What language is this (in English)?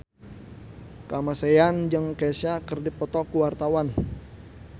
Sundanese